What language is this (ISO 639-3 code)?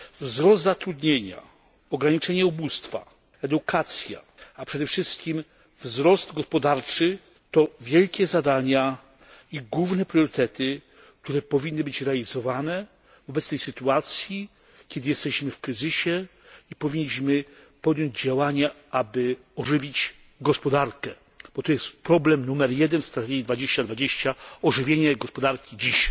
pol